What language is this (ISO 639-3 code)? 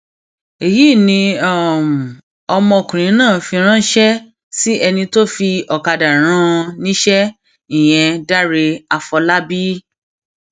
yor